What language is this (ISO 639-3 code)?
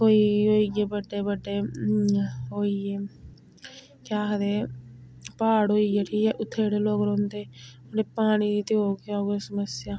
doi